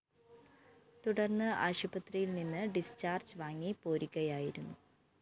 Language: Malayalam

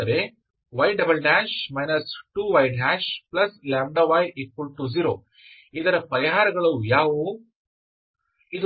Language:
Kannada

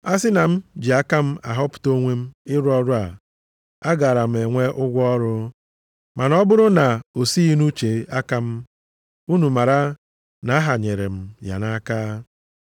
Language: Igbo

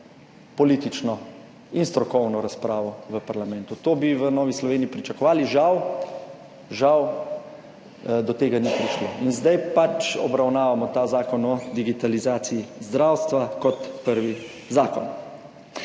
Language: Slovenian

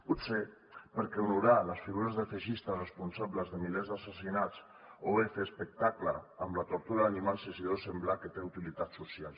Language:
Catalan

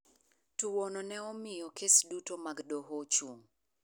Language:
Luo (Kenya and Tanzania)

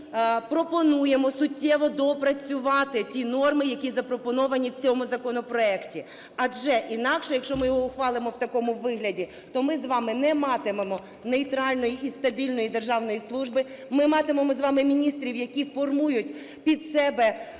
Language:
Ukrainian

